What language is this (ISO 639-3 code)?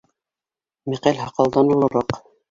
bak